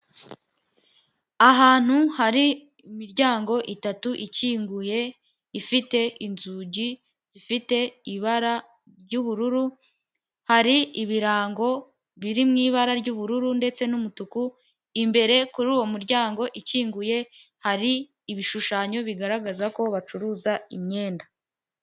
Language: Kinyarwanda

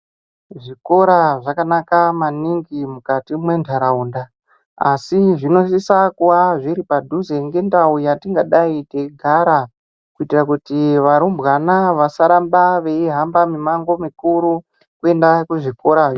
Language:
Ndau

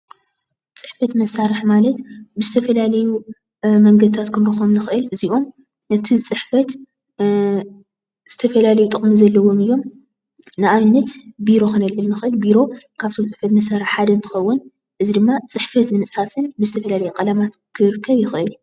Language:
Tigrinya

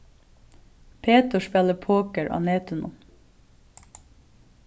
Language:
Faroese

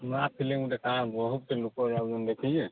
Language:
Odia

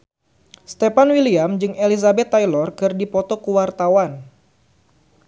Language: Sundanese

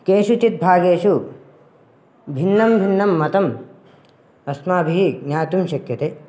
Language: Sanskrit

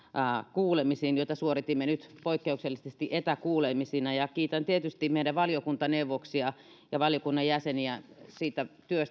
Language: Finnish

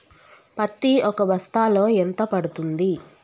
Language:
Telugu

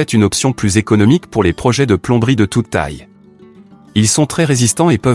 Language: French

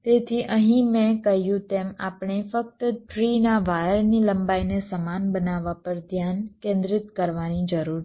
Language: Gujarati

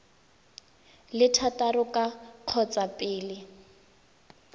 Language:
Tswana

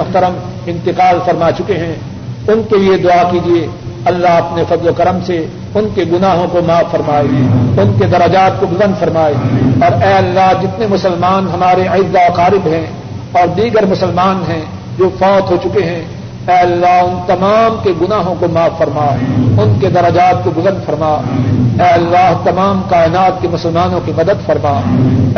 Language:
Urdu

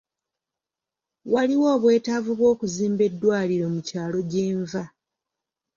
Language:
Ganda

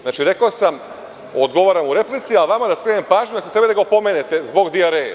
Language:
Serbian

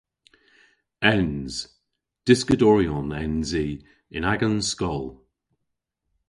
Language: Cornish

